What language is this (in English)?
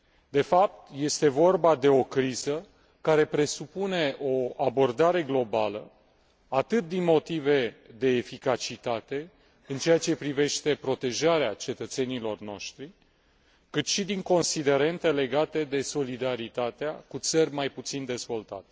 Romanian